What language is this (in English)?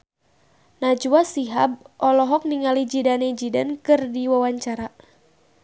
Sundanese